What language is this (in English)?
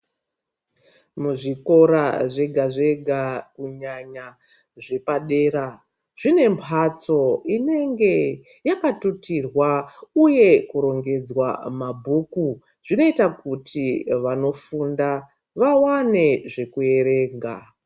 Ndau